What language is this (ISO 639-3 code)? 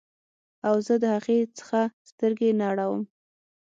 pus